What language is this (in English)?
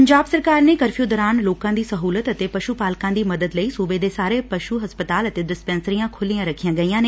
Punjabi